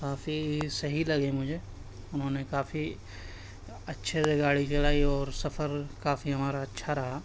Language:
Urdu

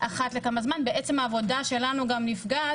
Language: Hebrew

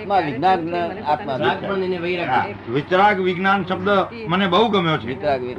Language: Gujarati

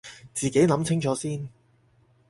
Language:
Cantonese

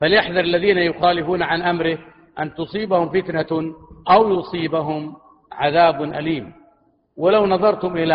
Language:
Arabic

